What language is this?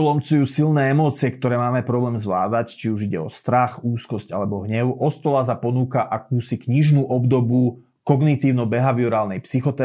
Slovak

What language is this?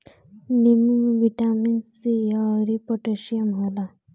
Bhojpuri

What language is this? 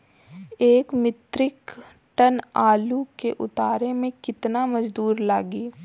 Bhojpuri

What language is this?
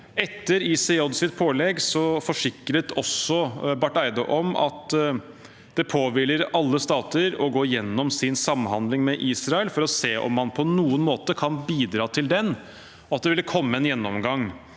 Norwegian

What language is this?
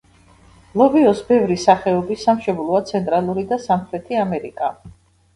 Georgian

